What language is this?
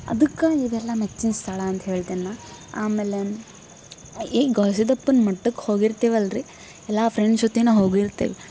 Kannada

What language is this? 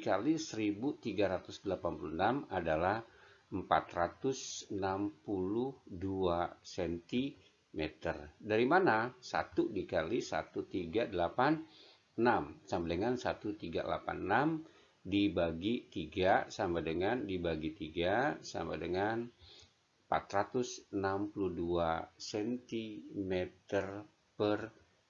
Indonesian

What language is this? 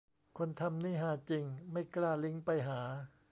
Thai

